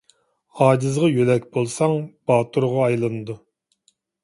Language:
Uyghur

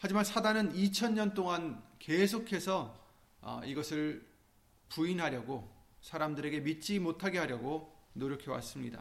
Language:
Korean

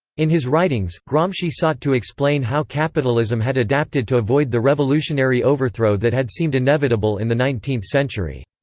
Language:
English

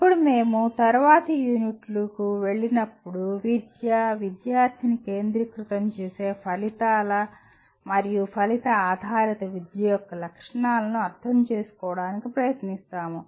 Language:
Telugu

